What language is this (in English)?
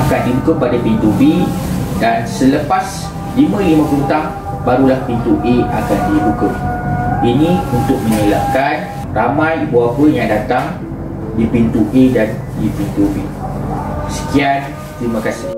Malay